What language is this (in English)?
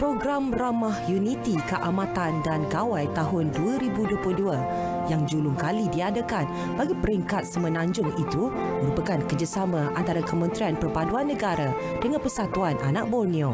Malay